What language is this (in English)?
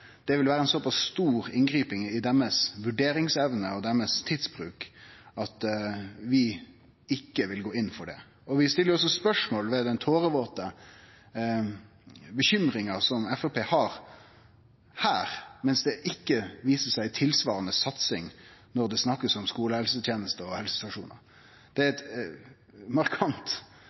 Norwegian Nynorsk